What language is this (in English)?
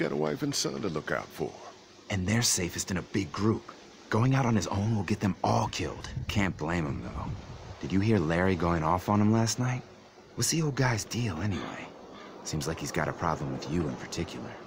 English